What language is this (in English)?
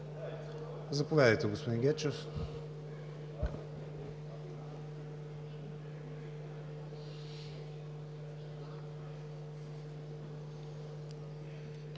Bulgarian